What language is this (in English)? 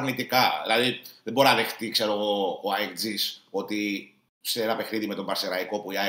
Greek